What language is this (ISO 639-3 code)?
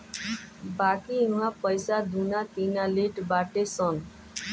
bho